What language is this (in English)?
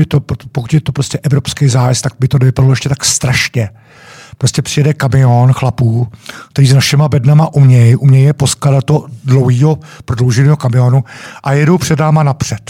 Czech